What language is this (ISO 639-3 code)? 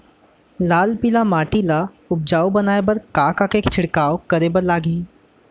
hne